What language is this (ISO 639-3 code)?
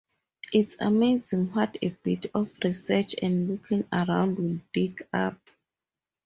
eng